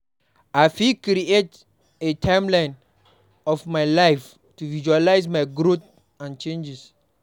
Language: Nigerian Pidgin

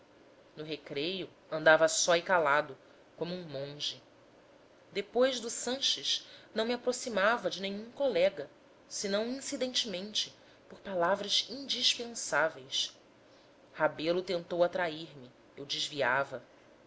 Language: Portuguese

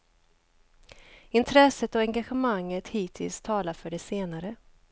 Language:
Swedish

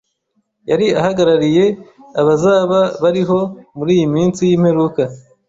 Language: Kinyarwanda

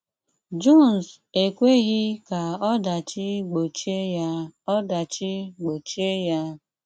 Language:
Igbo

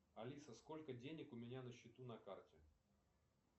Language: Russian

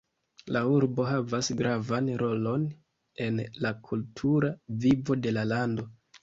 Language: Esperanto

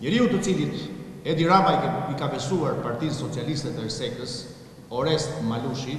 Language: Romanian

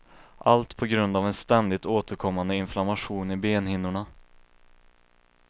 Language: Swedish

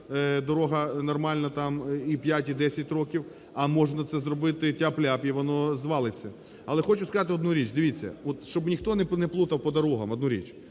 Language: Ukrainian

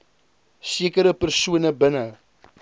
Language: Afrikaans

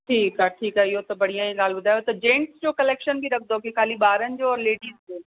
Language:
Sindhi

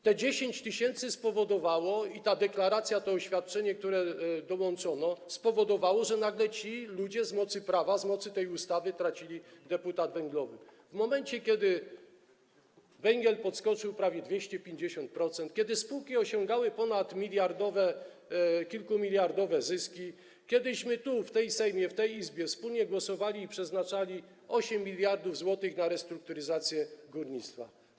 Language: Polish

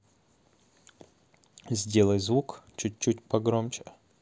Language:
Russian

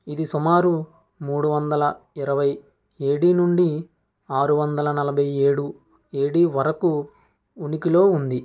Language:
Telugu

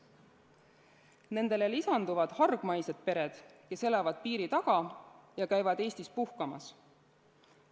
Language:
Estonian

